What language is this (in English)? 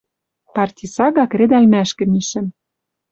Western Mari